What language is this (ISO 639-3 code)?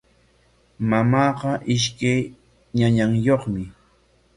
qwa